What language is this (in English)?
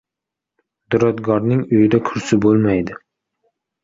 Uzbek